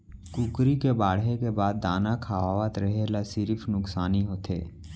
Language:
Chhattisgarhi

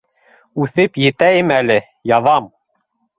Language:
Bashkir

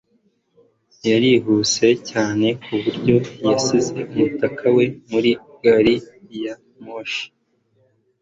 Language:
Kinyarwanda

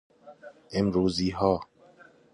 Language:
Persian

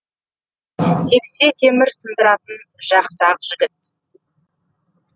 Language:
Kazakh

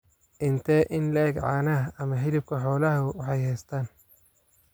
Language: Somali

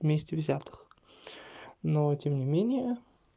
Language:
Russian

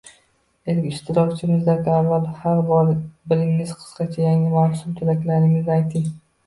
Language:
Uzbek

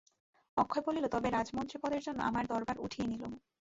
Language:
Bangla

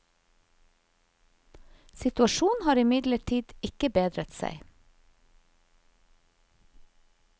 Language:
Norwegian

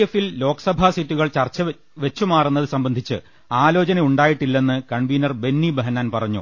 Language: Malayalam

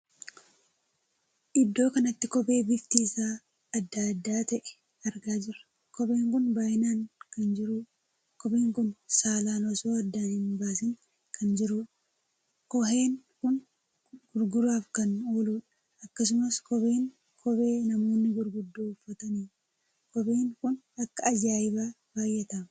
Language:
Oromo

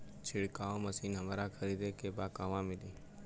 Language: Bhojpuri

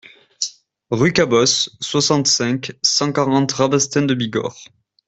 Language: French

